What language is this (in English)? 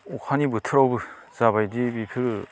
Bodo